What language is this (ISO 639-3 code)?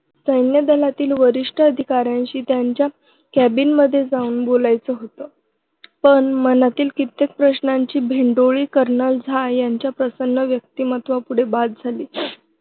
mar